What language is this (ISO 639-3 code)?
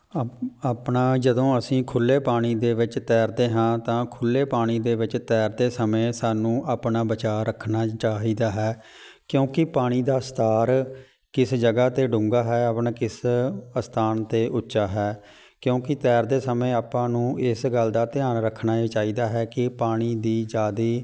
pan